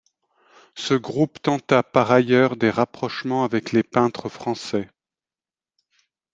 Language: French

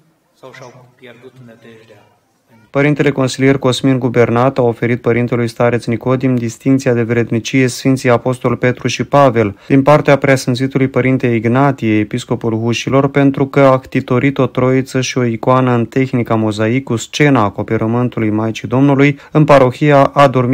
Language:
Romanian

